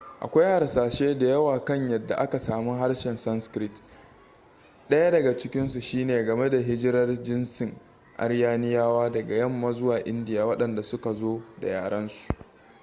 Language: Hausa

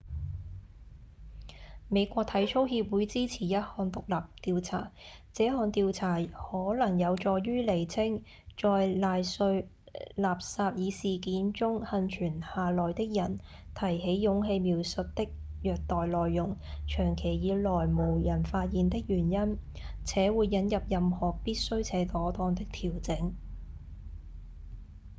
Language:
Cantonese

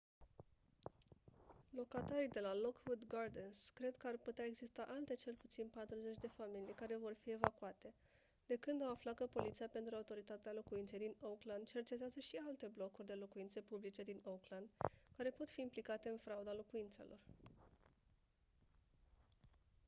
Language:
Romanian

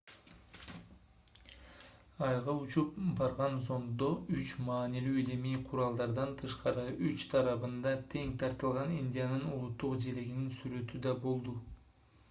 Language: Kyrgyz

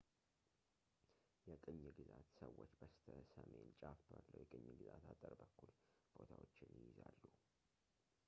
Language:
Amharic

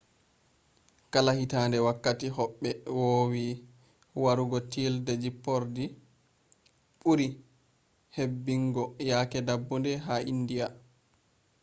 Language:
Fula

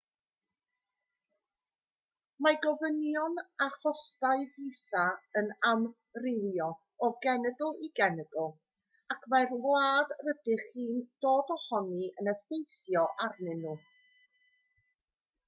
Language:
Welsh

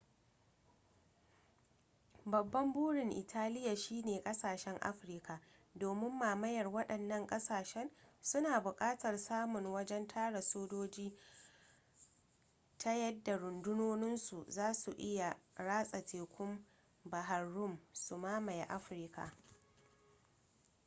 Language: Hausa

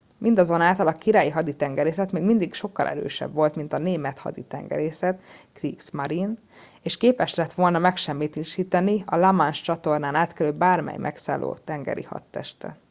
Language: Hungarian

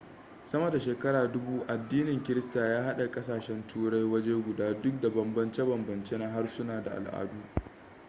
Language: Hausa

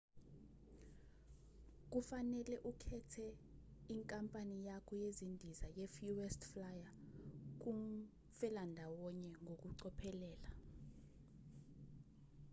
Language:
Zulu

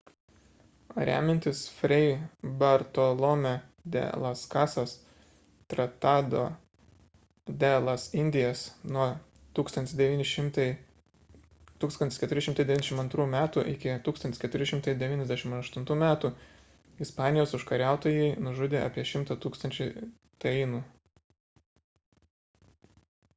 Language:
Lithuanian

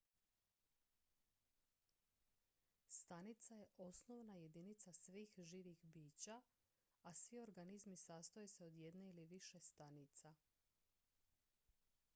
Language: Croatian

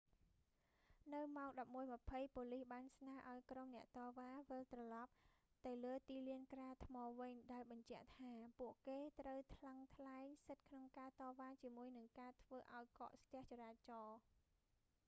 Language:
Khmer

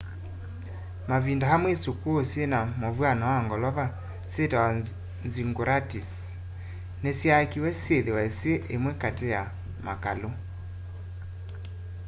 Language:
Kamba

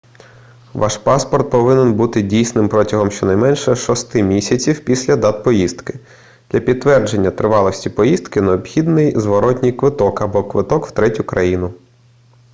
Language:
Ukrainian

